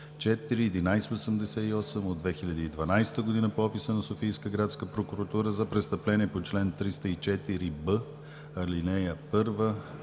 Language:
Bulgarian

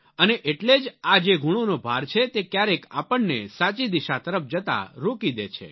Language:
Gujarati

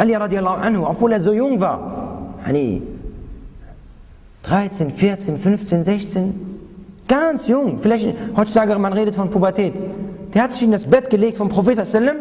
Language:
German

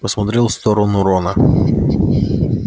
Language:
Russian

